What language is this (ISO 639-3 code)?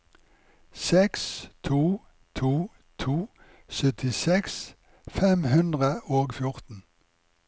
nor